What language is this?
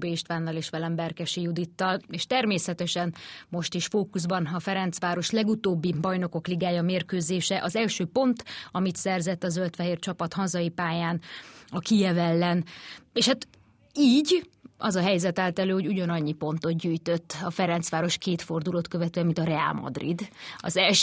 Hungarian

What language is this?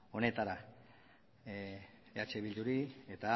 Basque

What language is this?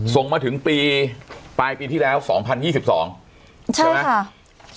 Thai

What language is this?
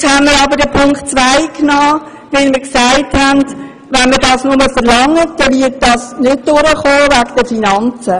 Swiss German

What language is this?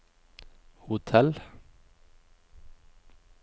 Norwegian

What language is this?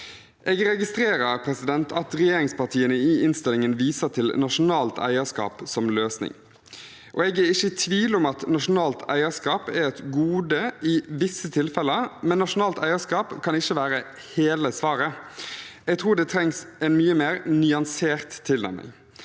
Norwegian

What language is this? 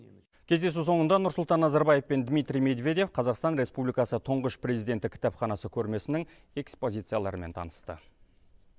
Kazakh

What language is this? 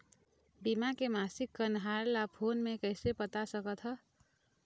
Chhattisgarhi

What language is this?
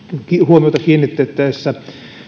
Finnish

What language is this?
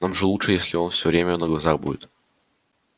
Russian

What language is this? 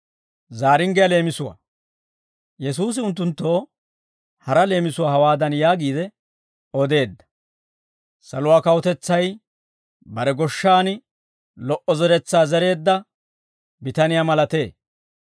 Dawro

